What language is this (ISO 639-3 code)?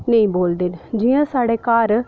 doi